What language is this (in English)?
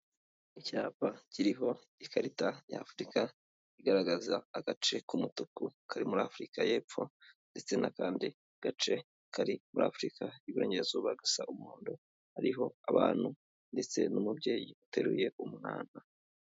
Kinyarwanda